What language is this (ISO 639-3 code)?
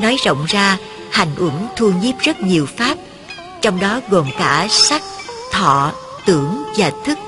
vie